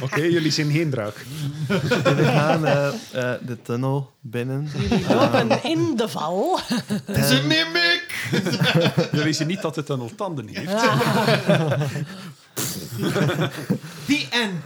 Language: Dutch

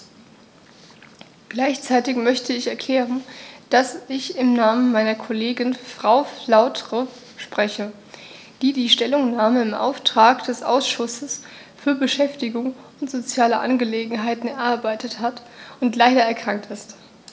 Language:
German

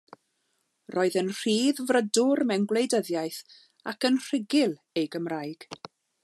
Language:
Welsh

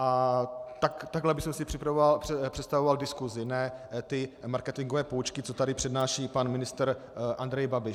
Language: Czech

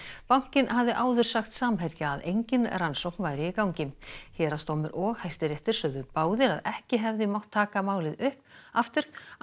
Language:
Icelandic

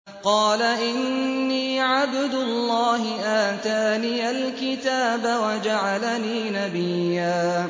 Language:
Arabic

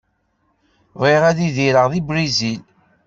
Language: Kabyle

